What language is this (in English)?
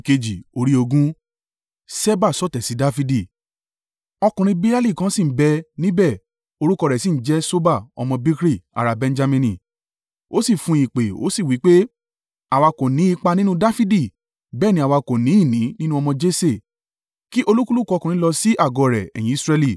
Yoruba